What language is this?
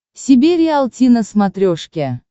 Russian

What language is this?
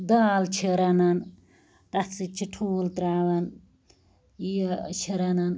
Kashmiri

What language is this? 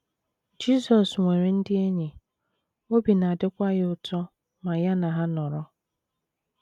Igbo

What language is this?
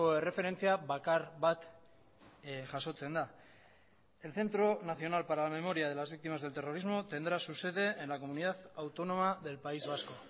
Spanish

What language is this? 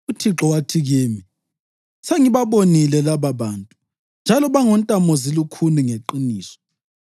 North Ndebele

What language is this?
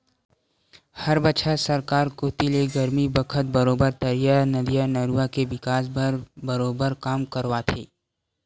Chhattisgarhi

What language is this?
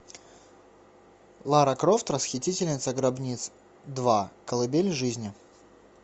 Russian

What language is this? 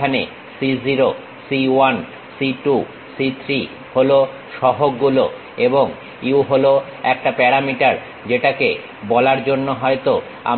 Bangla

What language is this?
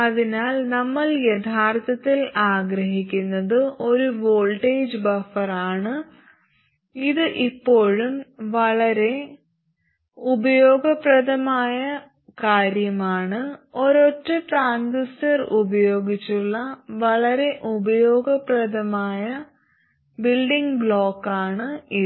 Malayalam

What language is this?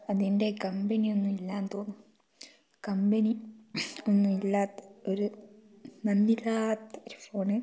Malayalam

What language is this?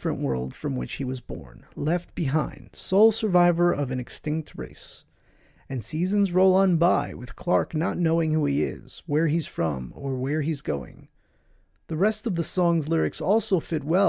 English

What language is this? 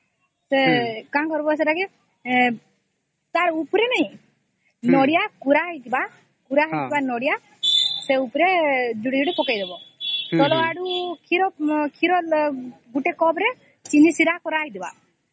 Odia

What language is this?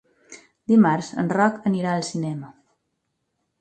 Catalan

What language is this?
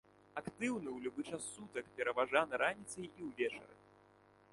Belarusian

